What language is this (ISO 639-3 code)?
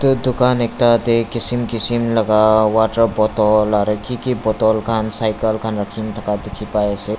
nag